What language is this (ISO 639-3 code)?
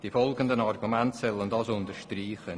gsw